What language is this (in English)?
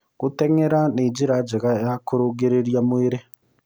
Kikuyu